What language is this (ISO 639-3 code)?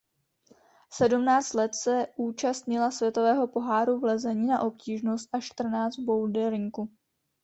ces